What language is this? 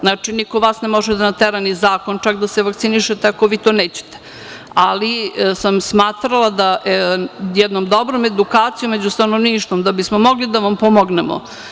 Serbian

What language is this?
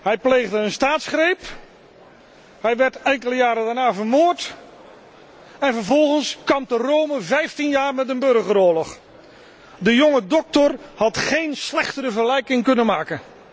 Dutch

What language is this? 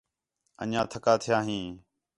Khetrani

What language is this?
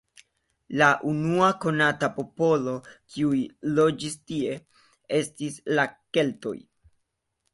Esperanto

